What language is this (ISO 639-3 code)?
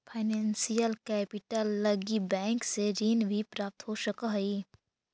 mag